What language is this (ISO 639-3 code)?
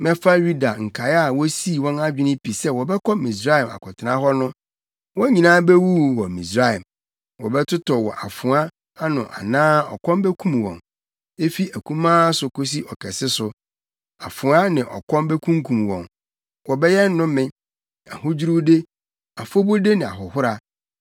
aka